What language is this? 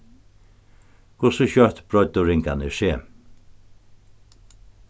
Faroese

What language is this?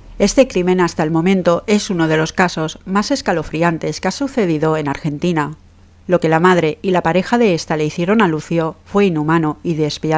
Spanish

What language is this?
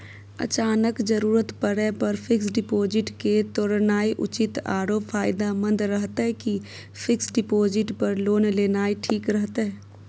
Maithili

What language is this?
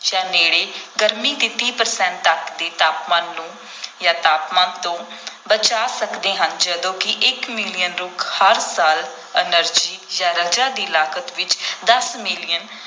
Punjabi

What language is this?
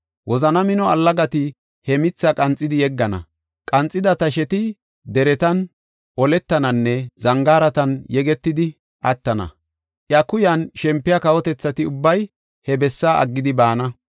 Gofa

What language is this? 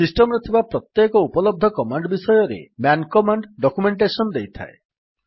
Odia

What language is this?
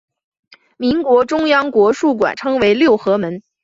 Chinese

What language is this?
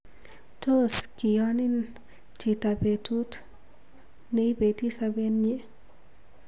Kalenjin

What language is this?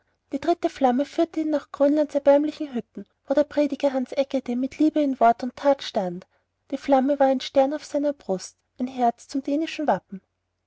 German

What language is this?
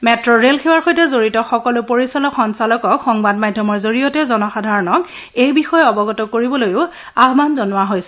Assamese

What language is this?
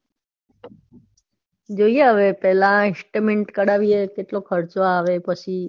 Gujarati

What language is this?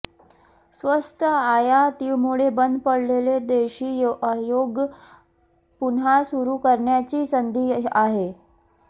Marathi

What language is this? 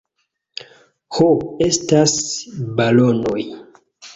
Esperanto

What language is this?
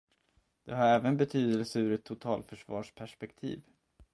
Swedish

